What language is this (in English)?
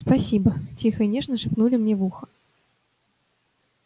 Russian